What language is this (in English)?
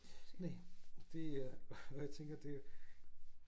Danish